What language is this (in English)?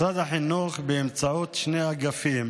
Hebrew